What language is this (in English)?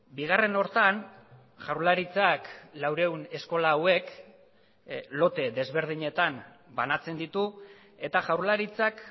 Basque